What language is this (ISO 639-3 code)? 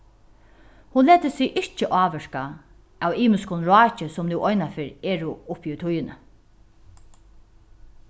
fao